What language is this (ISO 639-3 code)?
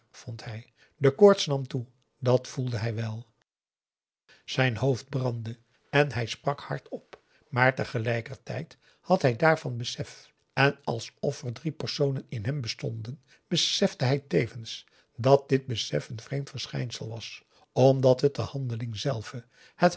nld